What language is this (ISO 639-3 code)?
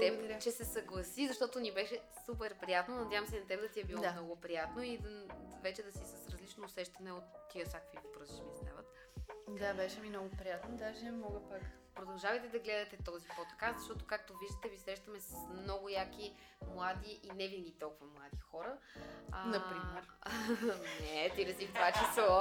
bul